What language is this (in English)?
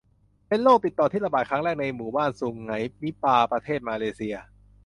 Thai